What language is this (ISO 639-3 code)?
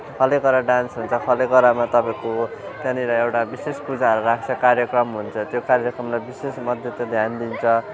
nep